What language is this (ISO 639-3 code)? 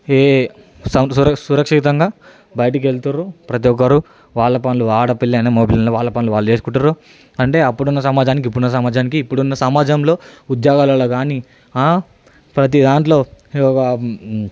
tel